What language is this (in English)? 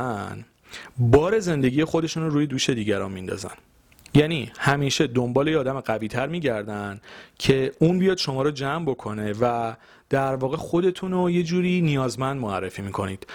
Persian